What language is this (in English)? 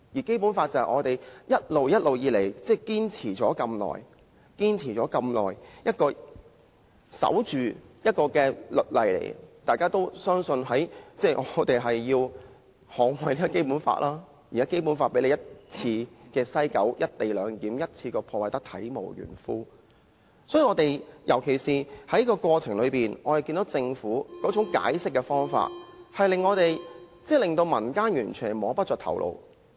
Cantonese